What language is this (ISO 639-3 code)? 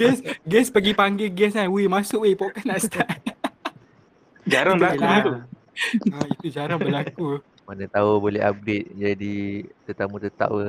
msa